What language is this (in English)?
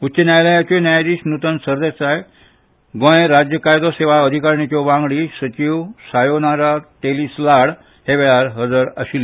Konkani